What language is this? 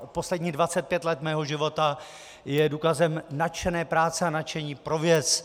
Czech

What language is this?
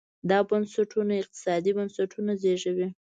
Pashto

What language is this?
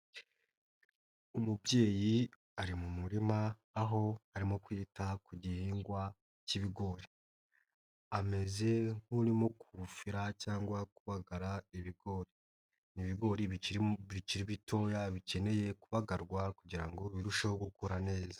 Kinyarwanda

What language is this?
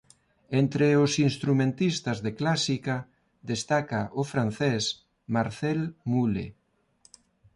Galician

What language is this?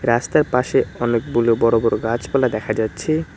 Bangla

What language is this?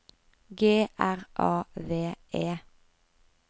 Norwegian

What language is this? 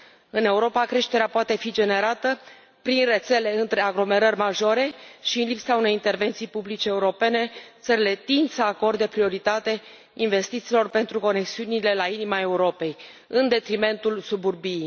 Romanian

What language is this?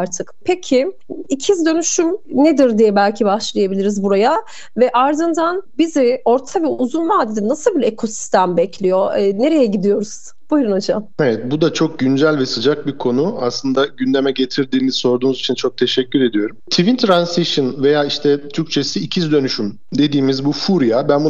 Turkish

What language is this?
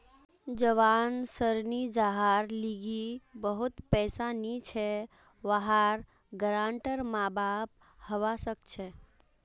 Magahi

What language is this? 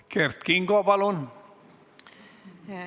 Estonian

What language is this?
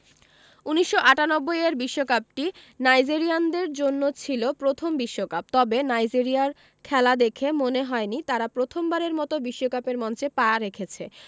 Bangla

